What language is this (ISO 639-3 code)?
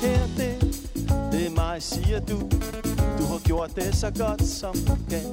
dan